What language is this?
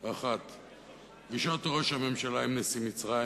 Hebrew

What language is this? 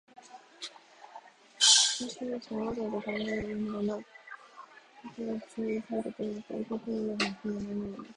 Japanese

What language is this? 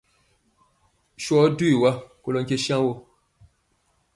Mpiemo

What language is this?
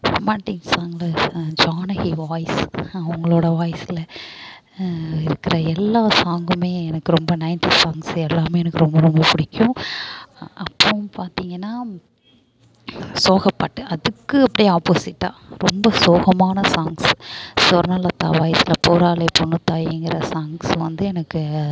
Tamil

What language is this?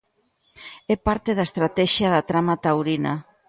Galician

